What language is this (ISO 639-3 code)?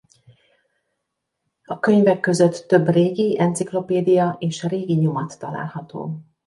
hun